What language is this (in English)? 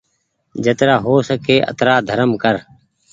Goaria